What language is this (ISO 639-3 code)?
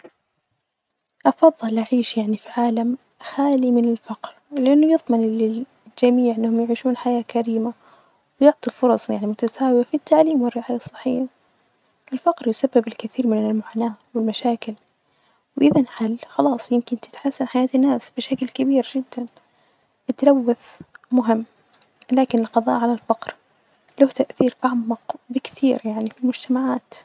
ars